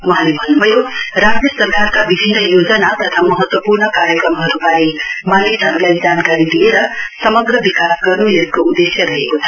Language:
Nepali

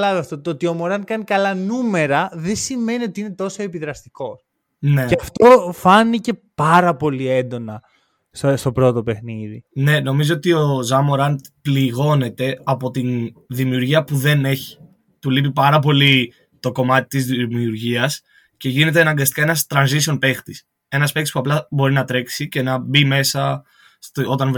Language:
Greek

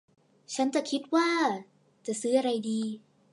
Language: Thai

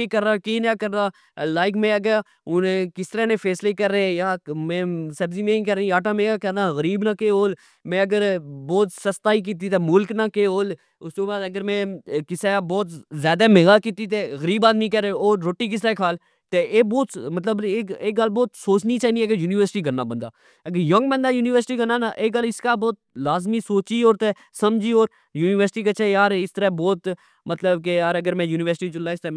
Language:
Pahari-Potwari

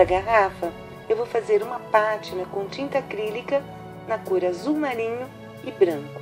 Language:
Portuguese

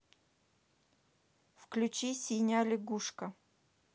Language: Russian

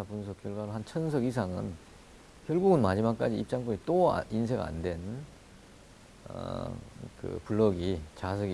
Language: Korean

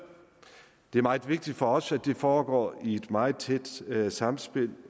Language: Danish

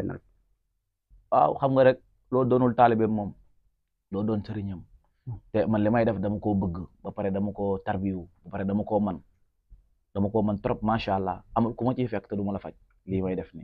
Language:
Indonesian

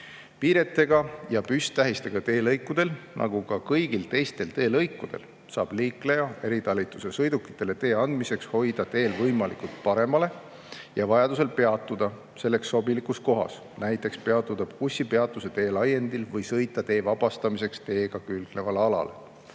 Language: Estonian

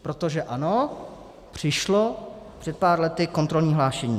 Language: Czech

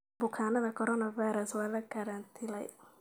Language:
Somali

